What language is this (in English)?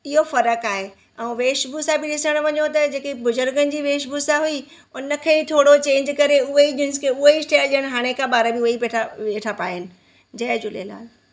Sindhi